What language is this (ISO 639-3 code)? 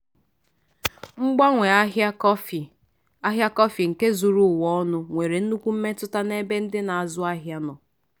ibo